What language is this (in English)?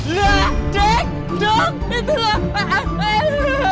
Indonesian